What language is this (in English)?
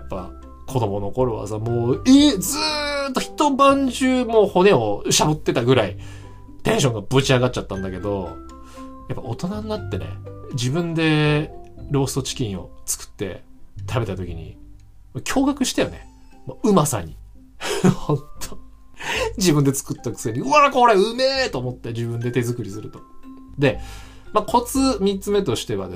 Japanese